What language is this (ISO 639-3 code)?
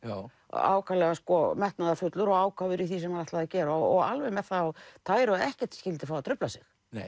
isl